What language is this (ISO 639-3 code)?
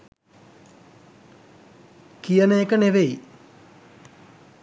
sin